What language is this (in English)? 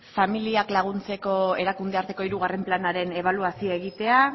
Basque